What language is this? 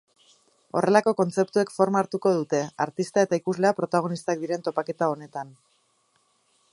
Basque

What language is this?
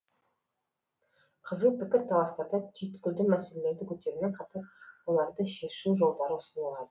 Kazakh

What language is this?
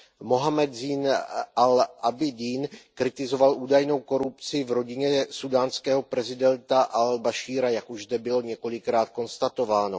Czech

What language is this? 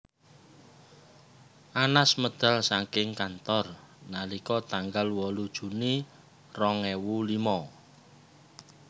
Javanese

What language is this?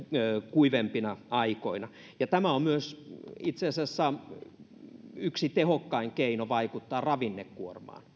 Finnish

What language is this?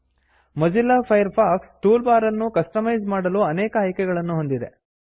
Kannada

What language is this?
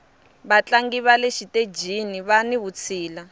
Tsonga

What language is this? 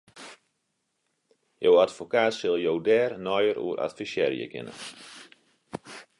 Western Frisian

